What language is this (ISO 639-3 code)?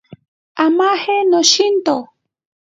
prq